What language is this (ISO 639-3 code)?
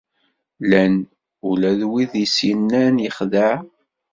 kab